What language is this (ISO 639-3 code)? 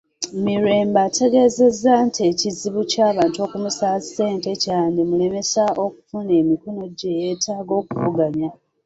lug